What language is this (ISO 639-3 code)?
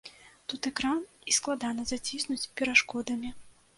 bel